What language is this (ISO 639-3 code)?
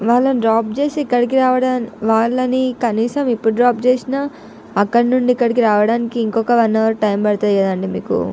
tel